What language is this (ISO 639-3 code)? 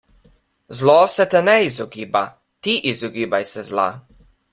slv